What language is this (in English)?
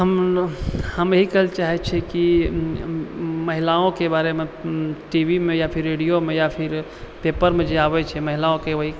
Maithili